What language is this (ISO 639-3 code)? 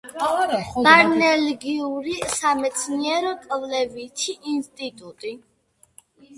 kat